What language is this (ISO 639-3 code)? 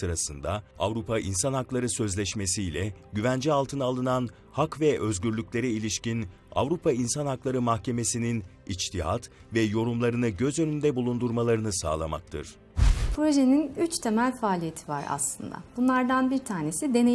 tur